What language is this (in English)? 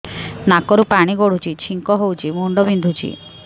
Odia